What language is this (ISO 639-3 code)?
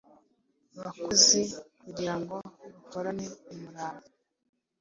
kin